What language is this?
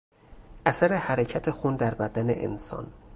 Persian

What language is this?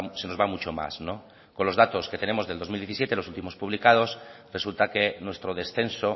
Spanish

